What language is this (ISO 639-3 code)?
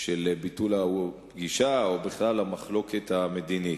heb